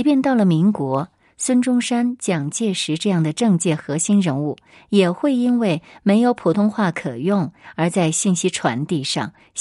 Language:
Chinese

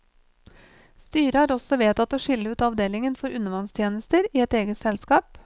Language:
Norwegian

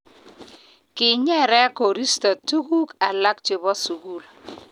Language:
Kalenjin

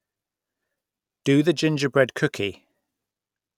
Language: English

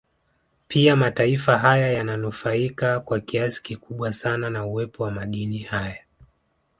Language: Swahili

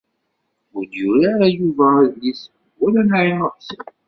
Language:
Kabyle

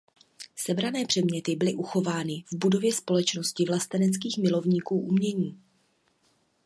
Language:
Czech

